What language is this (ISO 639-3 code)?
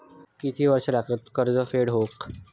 mar